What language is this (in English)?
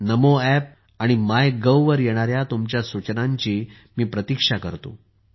Marathi